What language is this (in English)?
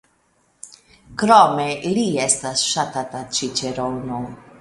Esperanto